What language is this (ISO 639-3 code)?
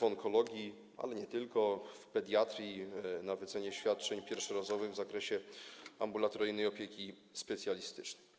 pol